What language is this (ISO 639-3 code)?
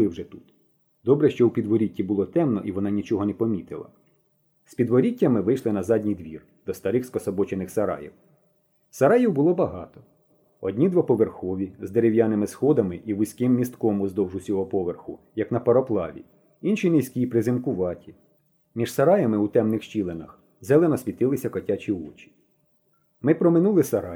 ukr